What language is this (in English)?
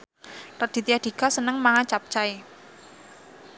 Javanese